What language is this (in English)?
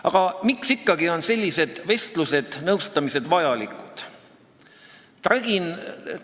Estonian